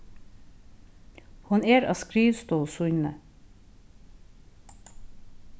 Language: Faroese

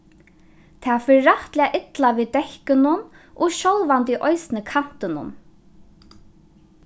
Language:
Faroese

